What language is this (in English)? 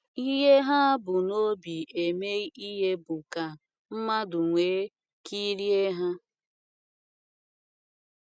Igbo